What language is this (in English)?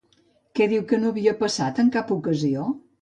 Catalan